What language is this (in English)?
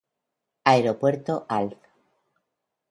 Spanish